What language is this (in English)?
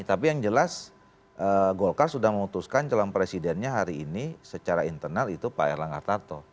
Indonesian